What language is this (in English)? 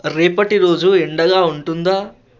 Telugu